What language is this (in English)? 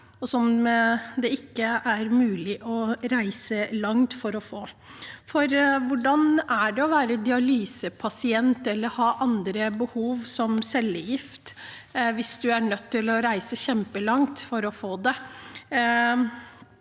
Norwegian